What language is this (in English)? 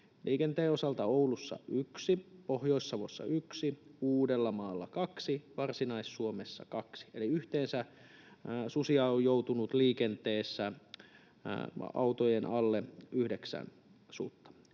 Finnish